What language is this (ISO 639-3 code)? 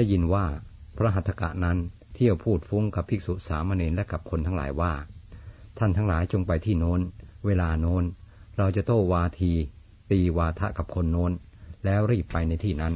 tha